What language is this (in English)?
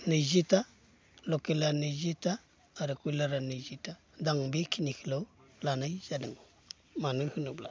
Bodo